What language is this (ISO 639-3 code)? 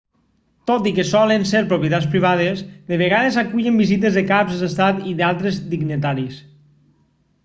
cat